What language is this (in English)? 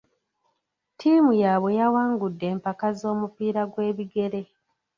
Ganda